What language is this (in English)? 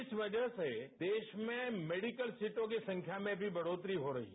Hindi